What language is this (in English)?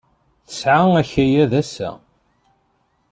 Kabyle